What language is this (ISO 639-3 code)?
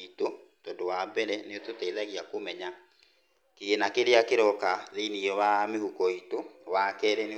kik